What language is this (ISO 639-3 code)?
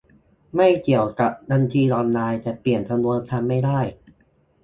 tha